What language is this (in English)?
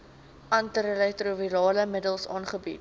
Afrikaans